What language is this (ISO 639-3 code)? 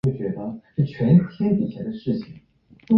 zho